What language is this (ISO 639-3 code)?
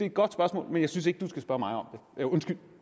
dan